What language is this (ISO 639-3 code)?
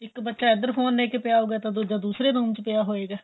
pan